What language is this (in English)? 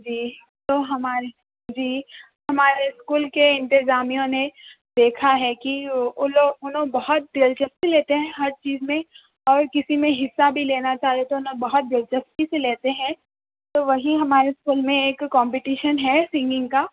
Urdu